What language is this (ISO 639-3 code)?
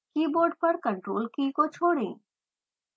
hin